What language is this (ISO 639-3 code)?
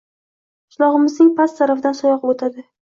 uzb